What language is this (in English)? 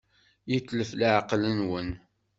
Kabyle